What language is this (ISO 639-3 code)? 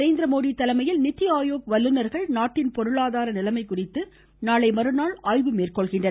tam